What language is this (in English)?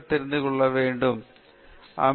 Tamil